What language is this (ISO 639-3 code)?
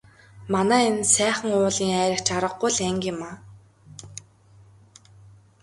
mon